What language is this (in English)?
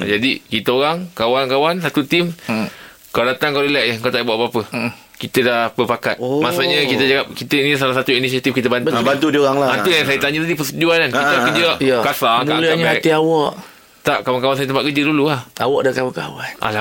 Malay